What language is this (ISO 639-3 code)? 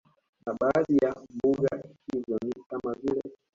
swa